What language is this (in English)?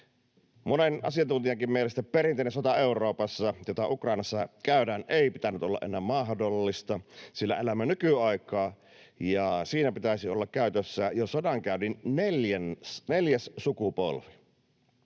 Finnish